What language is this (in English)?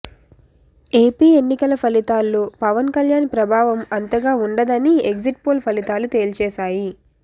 Telugu